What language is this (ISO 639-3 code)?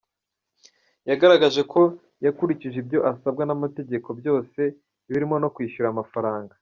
kin